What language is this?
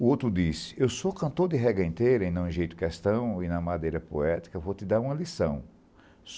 Portuguese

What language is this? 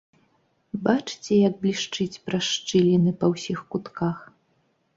Belarusian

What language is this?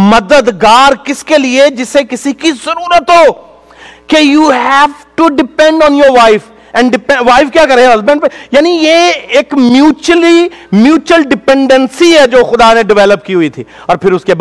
Urdu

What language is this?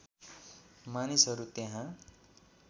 Nepali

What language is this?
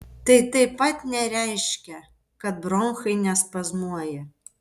Lithuanian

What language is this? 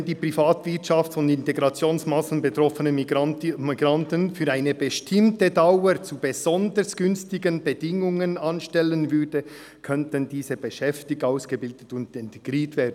Swiss German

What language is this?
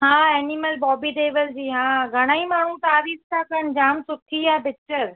Sindhi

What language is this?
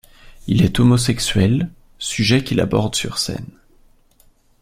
French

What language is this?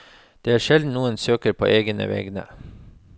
Norwegian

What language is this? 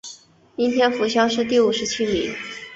Chinese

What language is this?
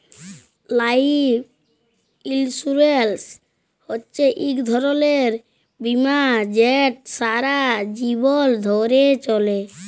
Bangla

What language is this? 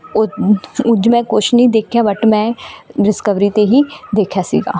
Punjabi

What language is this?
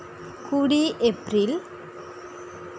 Santali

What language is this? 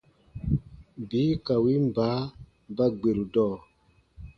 Baatonum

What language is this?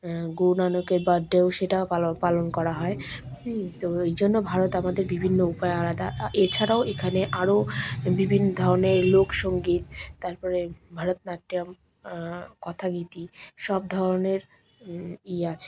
Bangla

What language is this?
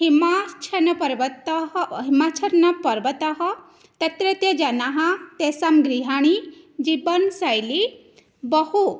Sanskrit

